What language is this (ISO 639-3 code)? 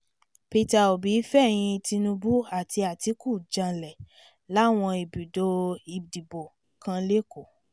yor